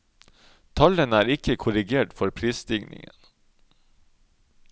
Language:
Norwegian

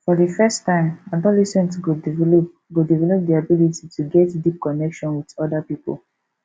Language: Nigerian Pidgin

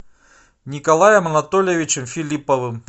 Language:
Russian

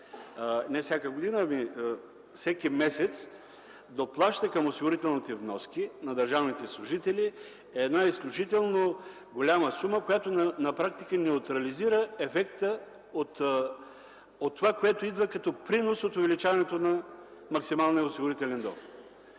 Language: Bulgarian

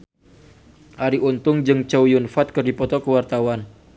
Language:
Sundanese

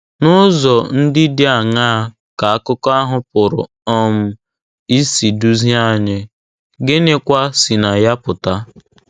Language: Igbo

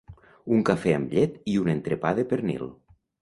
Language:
Catalan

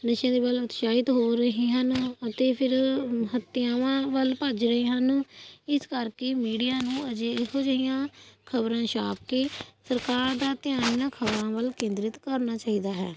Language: Punjabi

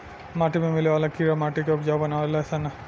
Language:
Bhojpuri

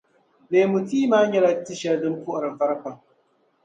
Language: Dagbani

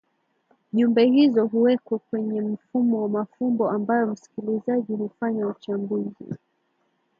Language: Swahili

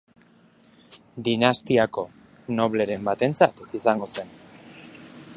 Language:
Basque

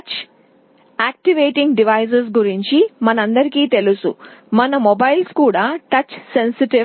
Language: Telugu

